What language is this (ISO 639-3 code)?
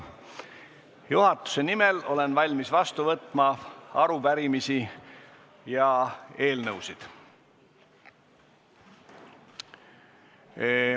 est